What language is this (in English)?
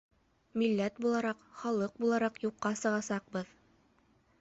Bashkir